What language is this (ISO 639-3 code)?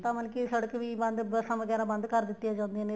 pan